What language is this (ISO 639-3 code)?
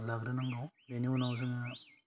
brx